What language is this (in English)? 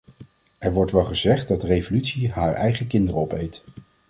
Dutch